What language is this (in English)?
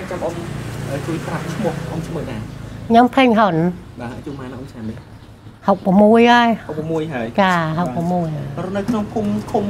Thai